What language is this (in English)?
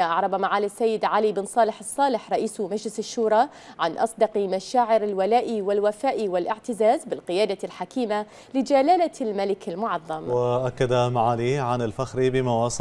Arabic